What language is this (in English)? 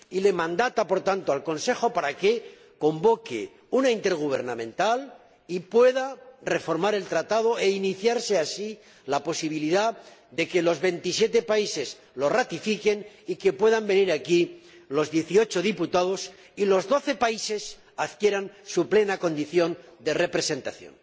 Spanish